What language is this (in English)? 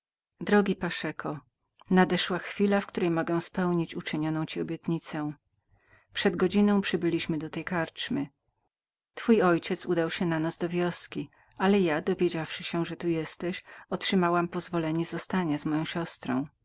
Polish